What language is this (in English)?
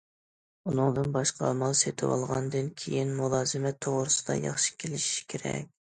Uyghur